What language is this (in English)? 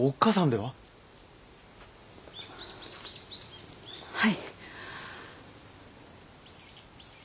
Japanese